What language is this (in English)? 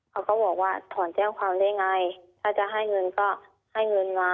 Thai